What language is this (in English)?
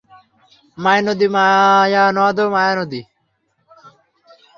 Bangla